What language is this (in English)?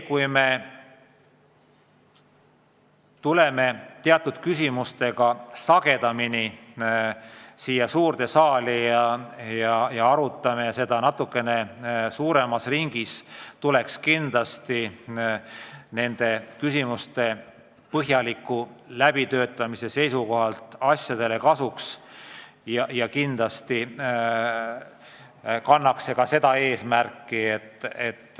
Estonian